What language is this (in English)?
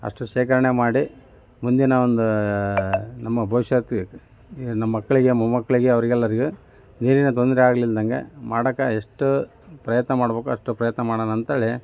Kannada